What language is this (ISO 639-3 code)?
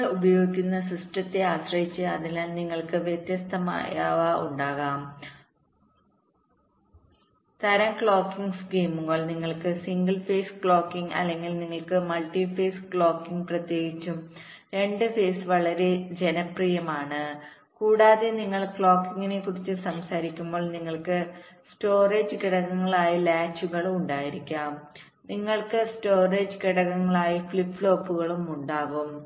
mal